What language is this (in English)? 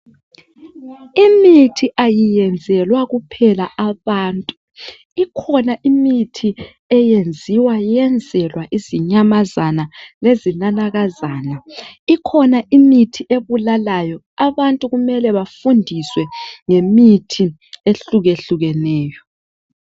North Ndebele